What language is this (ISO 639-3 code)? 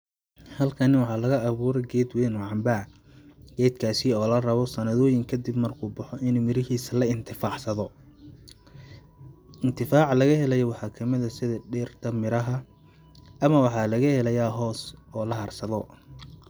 som